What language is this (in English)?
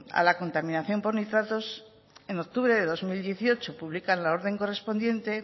Spanish